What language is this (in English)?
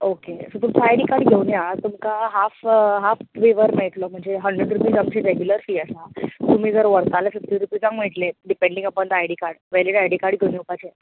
Konkani